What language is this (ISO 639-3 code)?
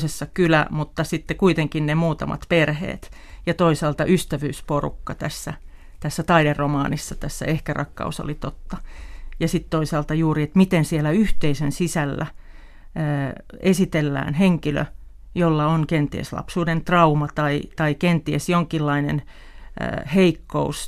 fin